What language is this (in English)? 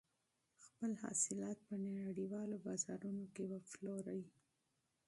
Pashto